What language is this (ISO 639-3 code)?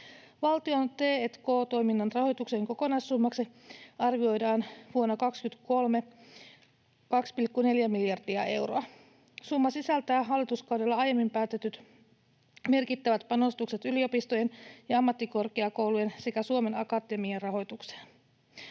fin